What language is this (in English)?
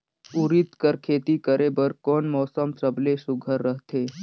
Chhattisgarhi